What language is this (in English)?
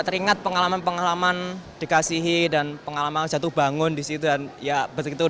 Indonesian